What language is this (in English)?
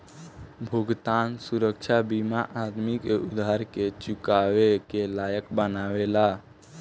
Bhojpuri